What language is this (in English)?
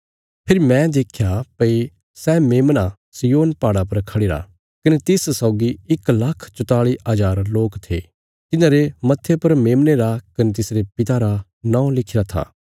Bilaspuri